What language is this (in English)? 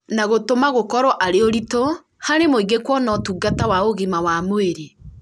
Kikuyu